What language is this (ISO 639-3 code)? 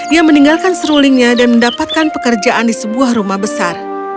ind